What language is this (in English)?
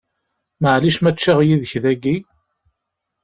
Kabyle